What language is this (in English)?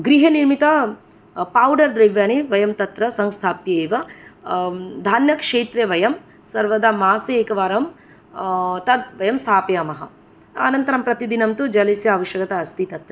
Sanskrit